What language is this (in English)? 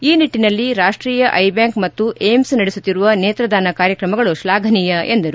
Kannada